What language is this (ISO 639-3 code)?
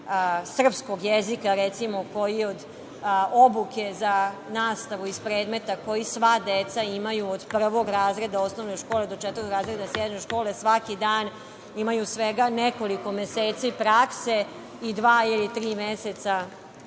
srp